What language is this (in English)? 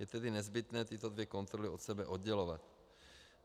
Czech